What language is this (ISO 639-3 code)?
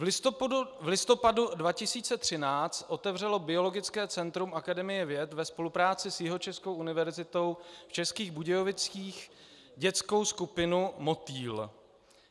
ces